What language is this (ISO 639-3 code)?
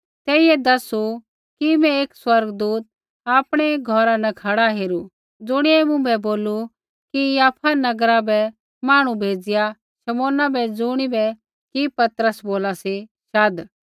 kfx